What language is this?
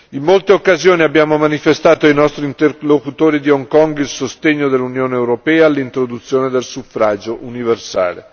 Italian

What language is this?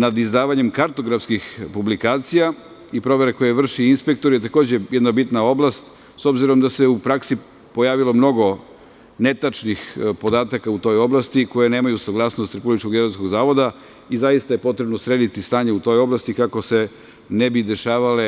Serbian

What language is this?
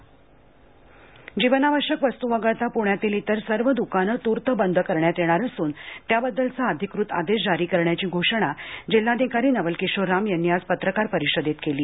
Marathi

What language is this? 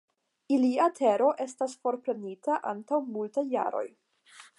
Esperanto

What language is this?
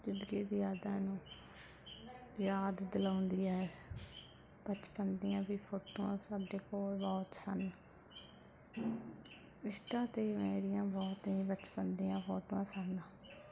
Punjabi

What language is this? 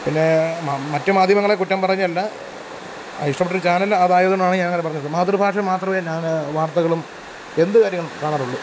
Malayalam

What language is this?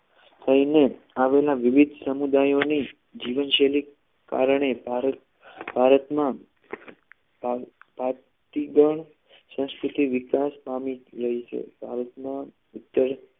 Gujarati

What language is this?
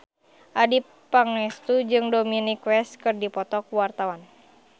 Sundanese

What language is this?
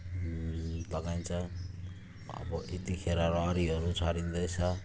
Nepali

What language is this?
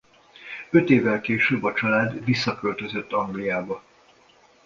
Hungarian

